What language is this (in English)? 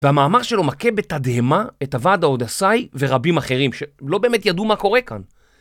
Hebrew